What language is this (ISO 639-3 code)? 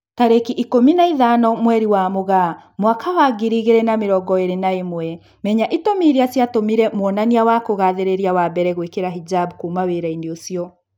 kik